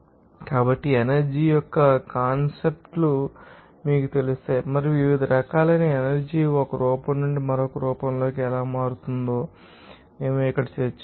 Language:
Telugu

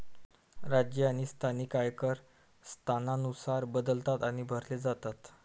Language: Marathi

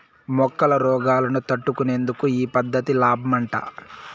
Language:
Telugu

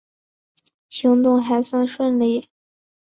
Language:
Chinese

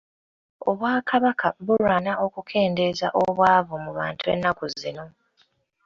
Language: Ganda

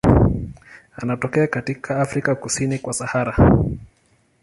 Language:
Swahili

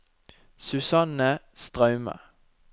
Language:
Norwegian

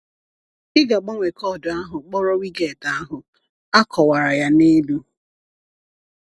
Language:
Igbo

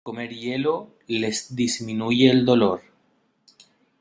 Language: Spanish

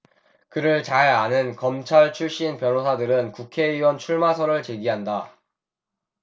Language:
Korean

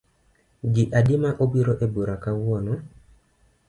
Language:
Luo (Kenya and Tanzania)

